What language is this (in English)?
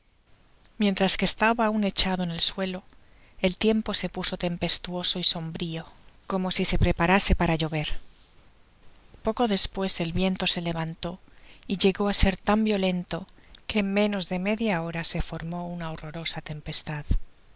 Spanish